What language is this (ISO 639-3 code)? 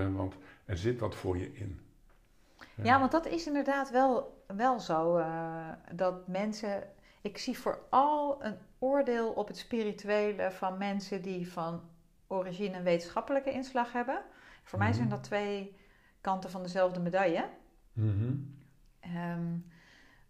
nld